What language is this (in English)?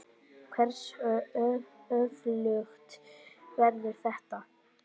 Icelandic